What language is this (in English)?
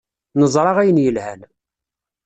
Kabyle